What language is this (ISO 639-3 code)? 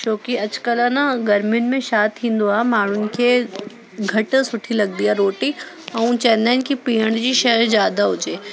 snd